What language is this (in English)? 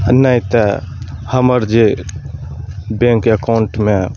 Maithili